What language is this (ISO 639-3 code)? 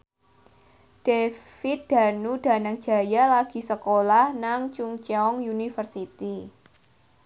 jav